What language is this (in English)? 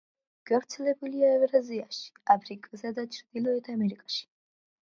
Georgian